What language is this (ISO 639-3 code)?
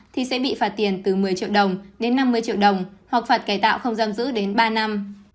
vie